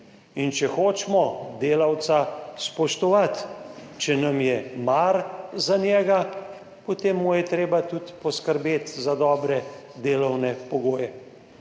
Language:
Slovenian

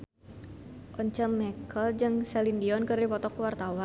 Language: Sundanese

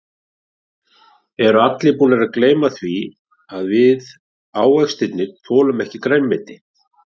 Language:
Icelandic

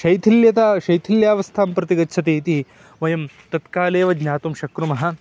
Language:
Sanskrit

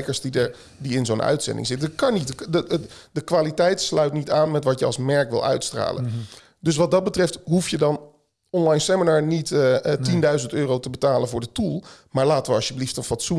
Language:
Dutch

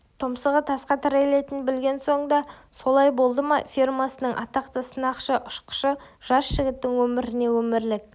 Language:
Kazakh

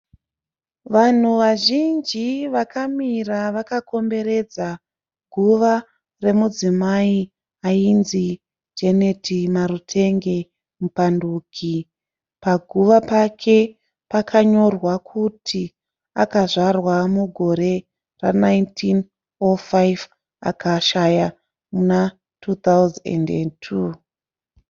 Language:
Shona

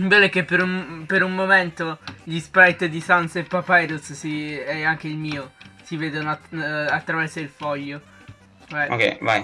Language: Italian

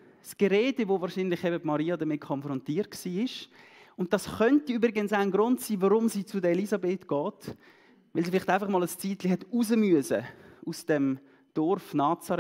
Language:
German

